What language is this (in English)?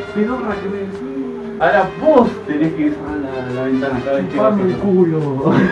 Spanish